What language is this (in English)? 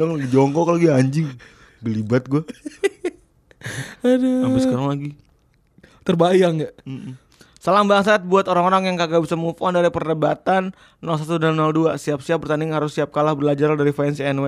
Indonesian